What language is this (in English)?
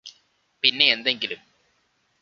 Malayalam